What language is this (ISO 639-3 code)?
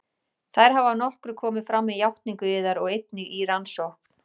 isl